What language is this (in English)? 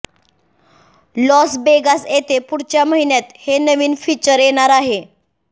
Marathi